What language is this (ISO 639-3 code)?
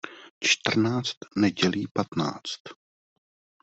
ces